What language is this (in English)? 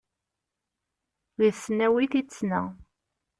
Kabyle